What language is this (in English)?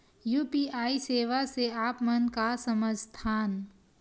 Chhattisgarhi